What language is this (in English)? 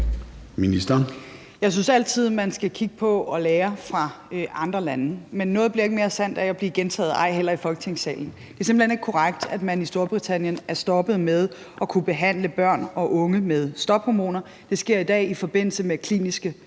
Danish